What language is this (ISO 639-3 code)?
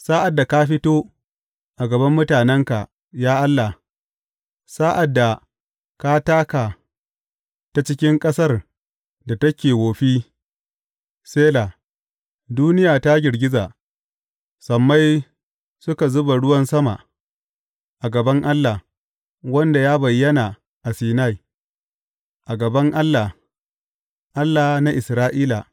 hau